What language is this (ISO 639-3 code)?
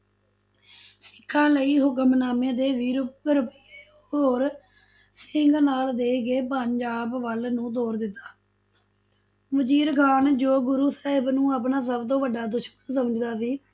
pan